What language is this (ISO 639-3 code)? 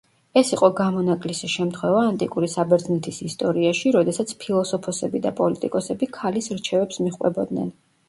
kat